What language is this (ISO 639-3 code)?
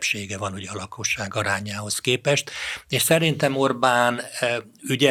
hun